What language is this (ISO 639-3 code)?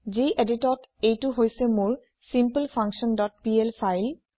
asm